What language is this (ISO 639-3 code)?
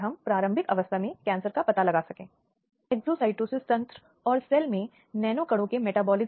hin